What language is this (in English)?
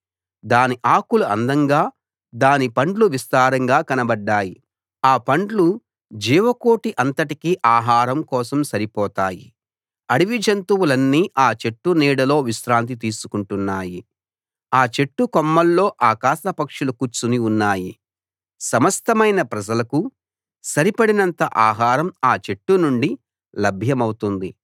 Telugu